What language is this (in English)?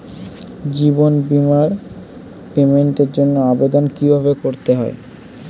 Bangla